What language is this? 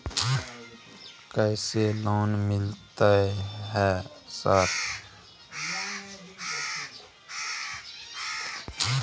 Maithili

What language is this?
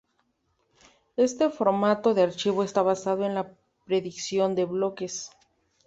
Spanish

